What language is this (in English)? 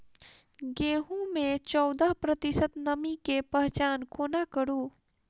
Maithili